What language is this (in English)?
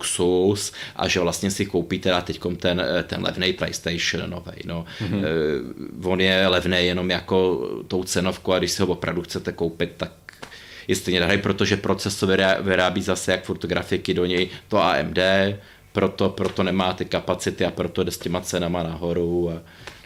Czech